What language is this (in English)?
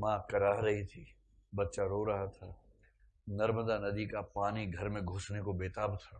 Hindi